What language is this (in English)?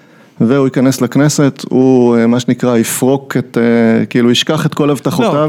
Hebrew